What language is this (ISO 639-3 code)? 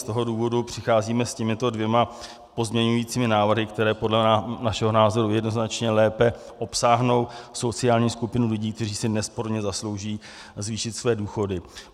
ces